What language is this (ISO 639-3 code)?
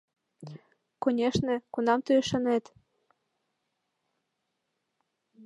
chm